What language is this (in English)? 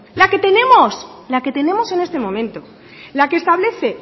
Spanish